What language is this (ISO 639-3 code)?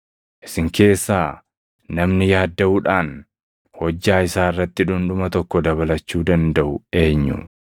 orm